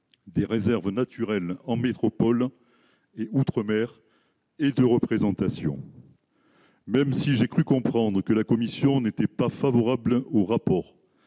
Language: French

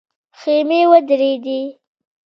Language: Pashto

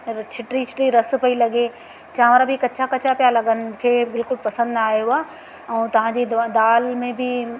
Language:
Sindhi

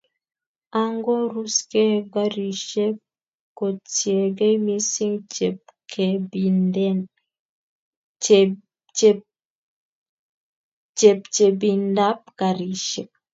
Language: Kalenjin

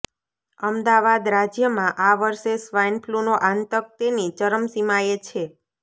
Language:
Gujarati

